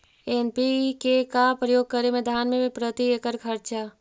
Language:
Magahi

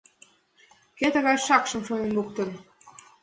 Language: Mari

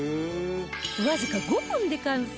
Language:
Japanese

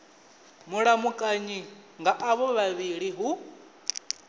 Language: Venda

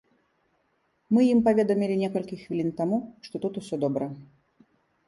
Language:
Belarusian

